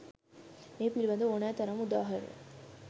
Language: Sinhala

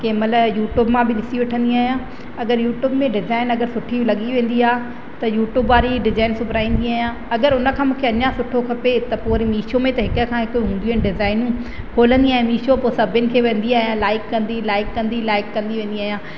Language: Sindhi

